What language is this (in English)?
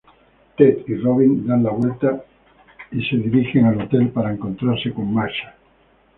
Spanish